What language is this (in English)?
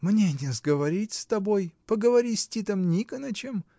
Russian